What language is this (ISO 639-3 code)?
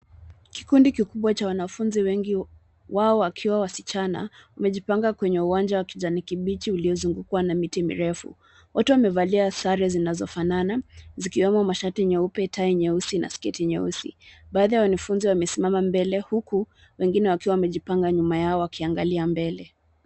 swa